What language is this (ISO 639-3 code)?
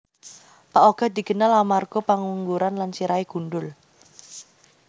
jav